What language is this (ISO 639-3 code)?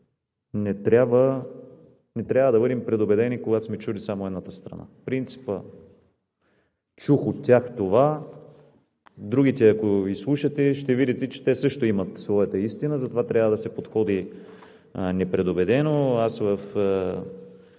bul